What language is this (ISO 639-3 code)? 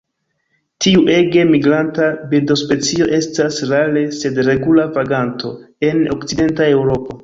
epo